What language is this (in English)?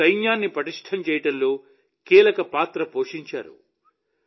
Telugu